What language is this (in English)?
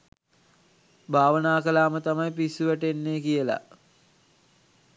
Sinhala